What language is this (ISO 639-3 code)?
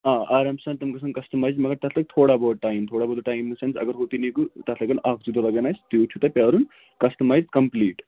kas